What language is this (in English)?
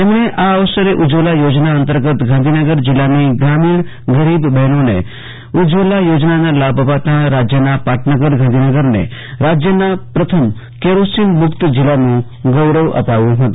Gujarati